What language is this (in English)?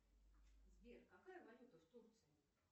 Russian